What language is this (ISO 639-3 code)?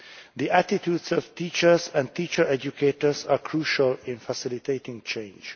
eng